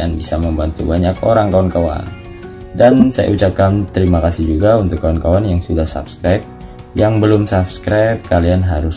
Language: Indonesian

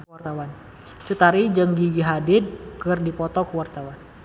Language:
Sundanese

